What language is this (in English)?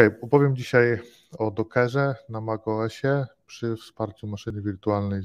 Polish